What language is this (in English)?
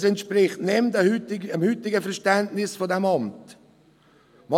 Swiss German